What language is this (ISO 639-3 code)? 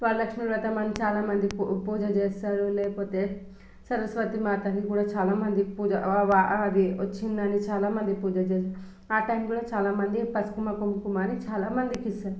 tel